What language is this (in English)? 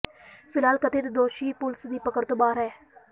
Punjabi